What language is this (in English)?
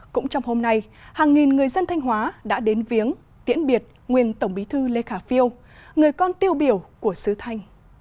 Vietnamese